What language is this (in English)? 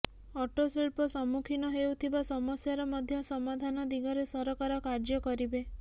Odia